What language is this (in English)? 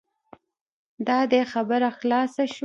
Pashto